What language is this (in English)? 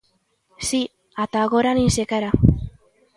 Galician